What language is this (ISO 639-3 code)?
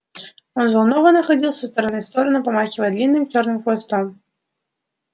rus